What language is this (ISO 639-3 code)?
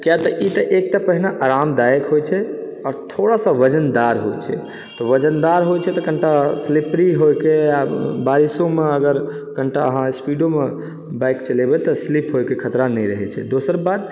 mai